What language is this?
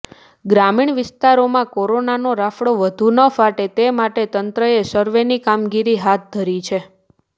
Gujarati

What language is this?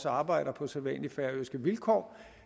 Danish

